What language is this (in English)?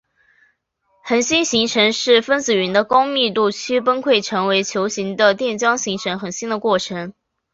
Chinese